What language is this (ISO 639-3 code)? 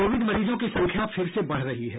hin